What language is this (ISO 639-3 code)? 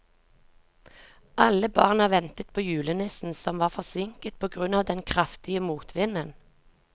nor